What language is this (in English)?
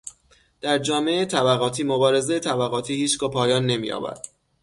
Persian